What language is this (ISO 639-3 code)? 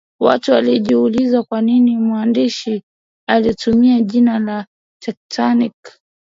swa